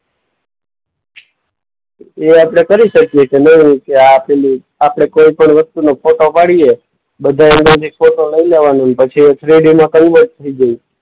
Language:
Gujarati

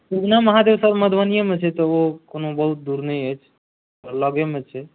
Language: Maithili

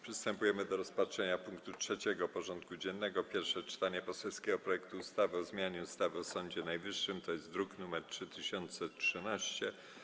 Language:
Polish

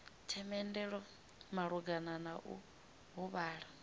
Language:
Venda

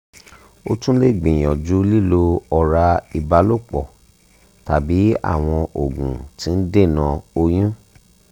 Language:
Yoruba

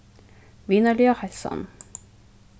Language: Faroese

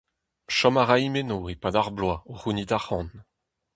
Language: Breton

